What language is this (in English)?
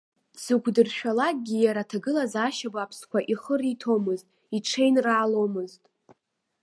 Abkhazian